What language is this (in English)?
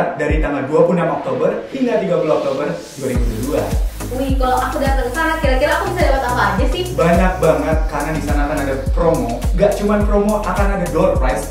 Indonesian